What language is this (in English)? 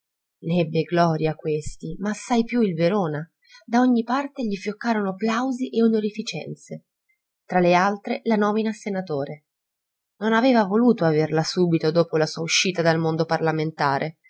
Italian